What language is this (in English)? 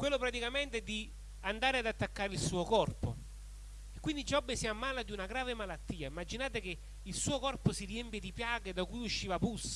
Italian